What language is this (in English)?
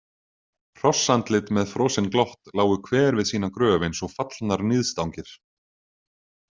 Icelandic